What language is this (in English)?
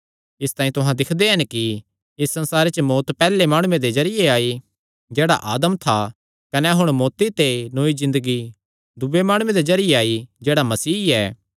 Kangri